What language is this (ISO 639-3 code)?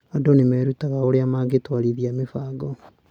kik